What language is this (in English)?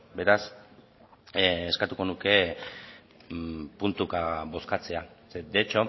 Basque